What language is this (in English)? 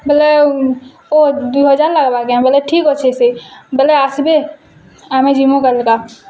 Odia